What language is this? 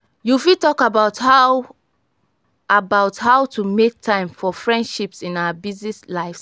Nigerian Pidgin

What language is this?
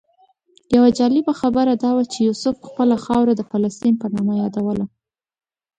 Pashto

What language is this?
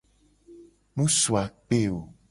Gen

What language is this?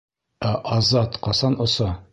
Bashkir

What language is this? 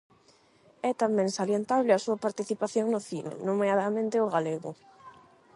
Galician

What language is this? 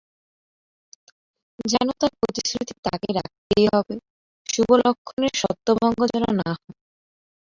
Bangla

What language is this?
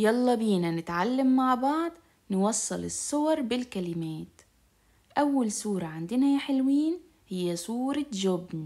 Arabic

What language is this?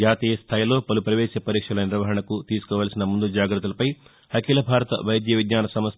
Telugu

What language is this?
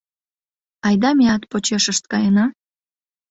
Mari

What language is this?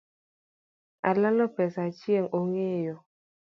Luo (Kenya and Tanzania)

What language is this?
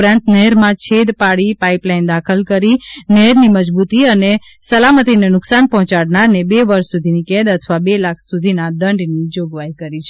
Gujarati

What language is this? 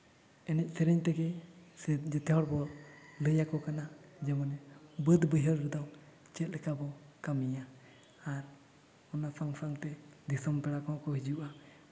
Santali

